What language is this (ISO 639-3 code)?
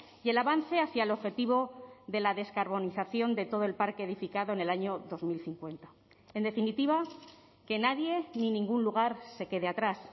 spa